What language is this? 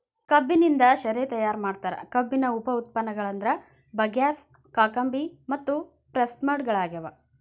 Kannada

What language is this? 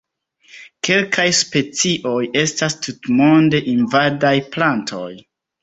Esperanto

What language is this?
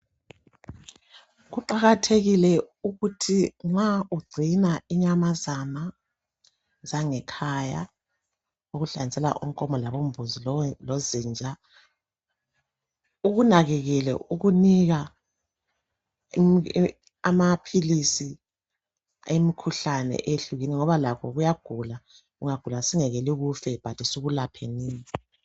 North Ndebele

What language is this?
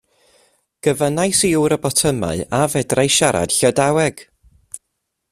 Welsh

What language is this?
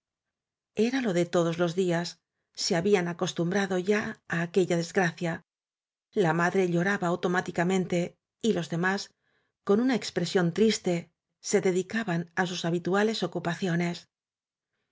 Spanish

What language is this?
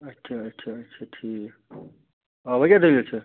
Kashmiri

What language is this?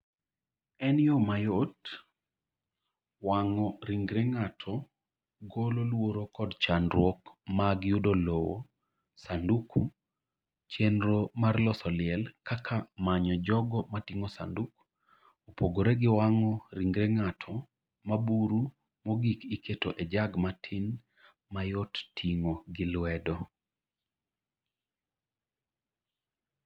Luo (Kenya and Tanzania)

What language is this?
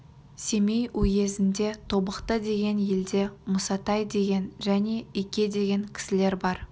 Kazakh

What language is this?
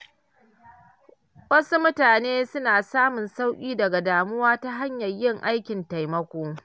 Hausa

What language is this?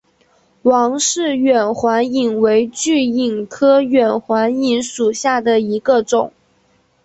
Chinese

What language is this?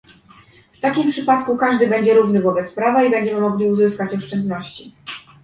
Polish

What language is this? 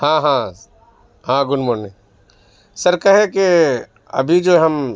Urdu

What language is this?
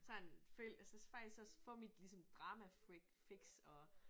Danish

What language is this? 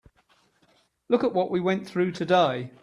English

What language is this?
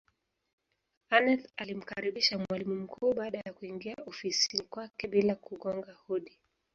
Swahili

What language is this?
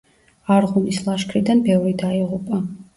Georgian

